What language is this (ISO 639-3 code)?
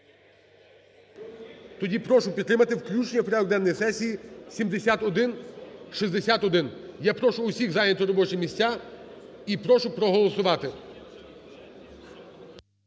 ukr